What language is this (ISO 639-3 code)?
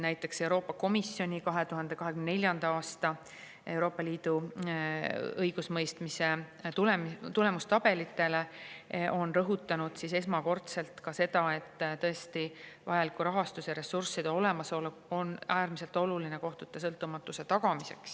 est